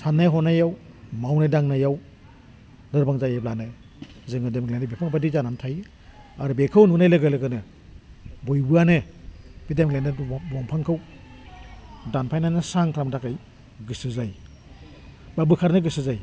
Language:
Bodo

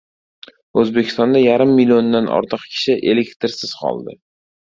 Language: Uzbek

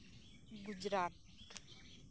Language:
Santali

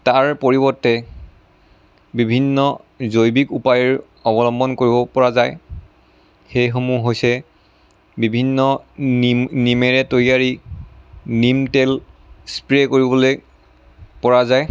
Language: Assamese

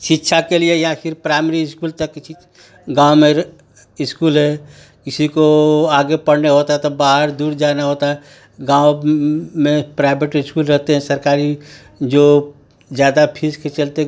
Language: Hindi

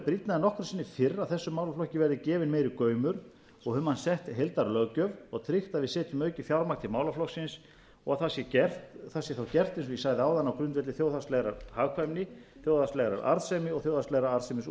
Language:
Icelandic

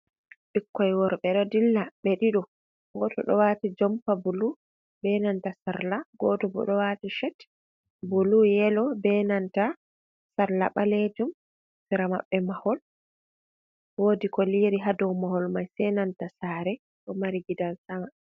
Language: Fula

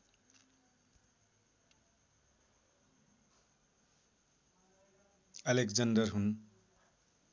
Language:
Nepali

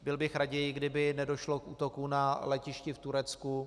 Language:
Czech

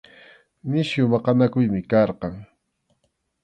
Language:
Arequipa-La Unión Quechua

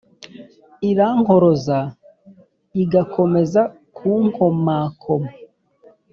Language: Kinyarwanda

